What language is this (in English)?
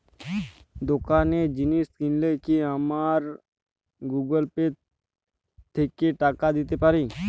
Bangla